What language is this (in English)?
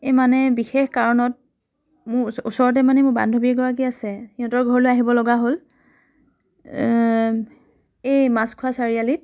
Assamese